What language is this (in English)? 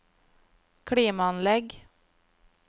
Norwegian